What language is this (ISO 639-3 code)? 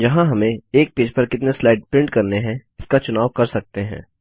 hin